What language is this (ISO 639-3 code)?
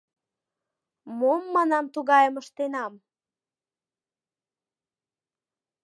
chm